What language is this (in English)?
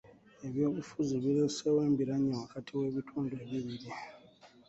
Ganda